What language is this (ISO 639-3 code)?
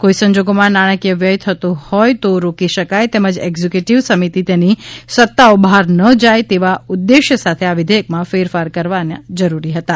guj